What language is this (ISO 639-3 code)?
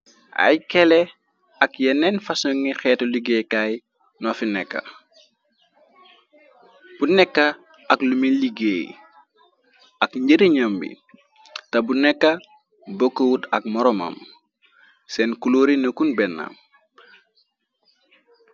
wol